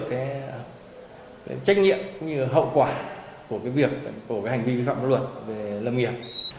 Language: Vietnamese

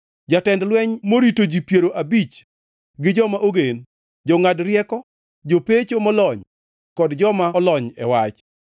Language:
Luo (Kenya and Tanzania)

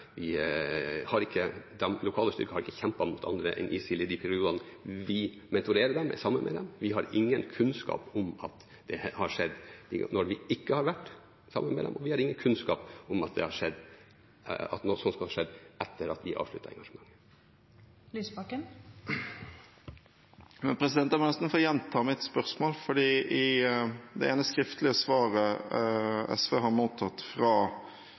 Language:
Norwegian Bokmål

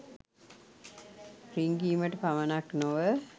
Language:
Sinhala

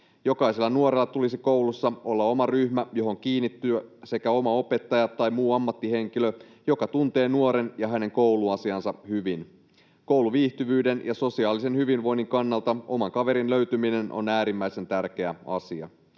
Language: Finnish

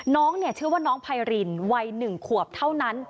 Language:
Thai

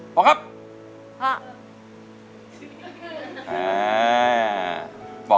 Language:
Thai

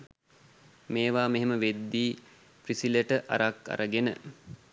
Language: Sinhala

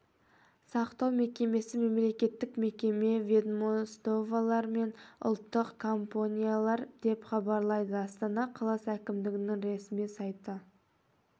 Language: Kazakh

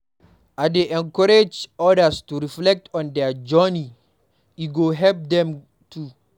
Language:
Nigerian Pidgin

